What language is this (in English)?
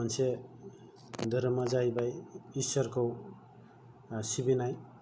Bodo